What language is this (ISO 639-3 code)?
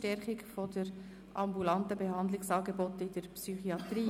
gsw